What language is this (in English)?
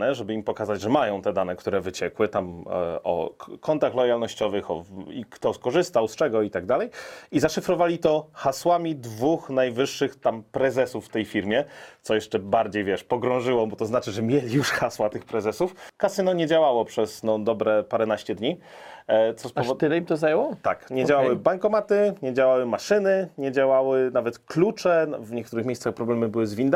Polish